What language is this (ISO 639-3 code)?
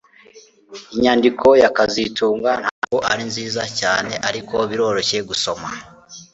kin